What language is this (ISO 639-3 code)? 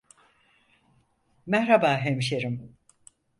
tur